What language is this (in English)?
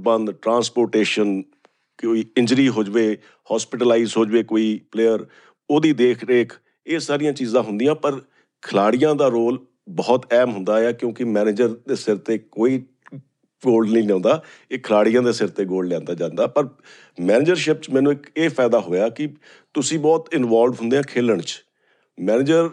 Punjabi